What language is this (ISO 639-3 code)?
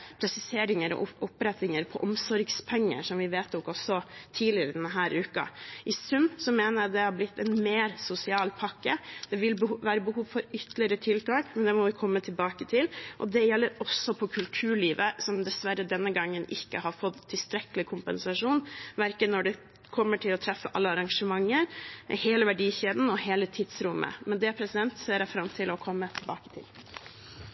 nob